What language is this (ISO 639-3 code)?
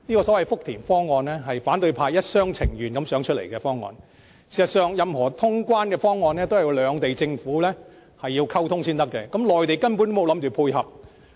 yue